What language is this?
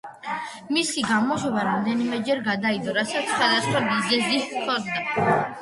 Georgian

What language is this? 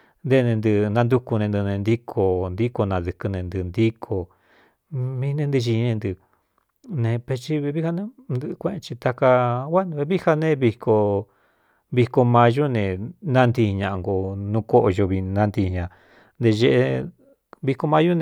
Cuyamecalco Mixtec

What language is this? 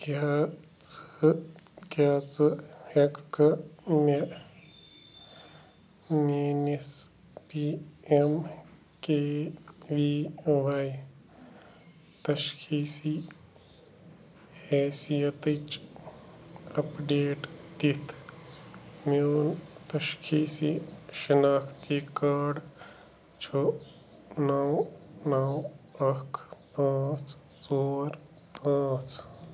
Kashmiri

